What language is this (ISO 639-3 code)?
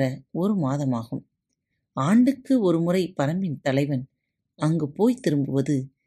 tam